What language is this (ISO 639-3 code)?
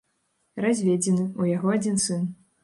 bel